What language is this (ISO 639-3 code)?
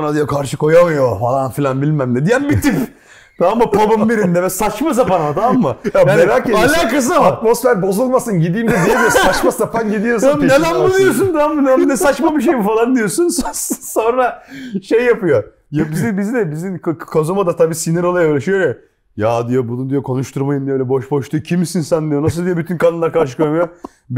tur